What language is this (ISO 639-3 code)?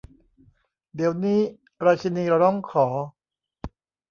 tha